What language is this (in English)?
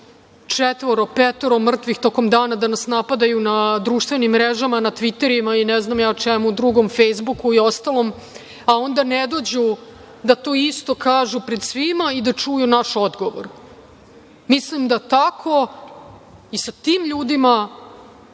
Serbian